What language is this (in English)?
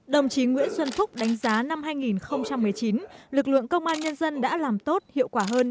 Vietnamese